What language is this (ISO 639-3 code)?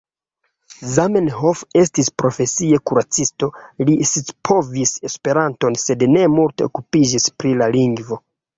epo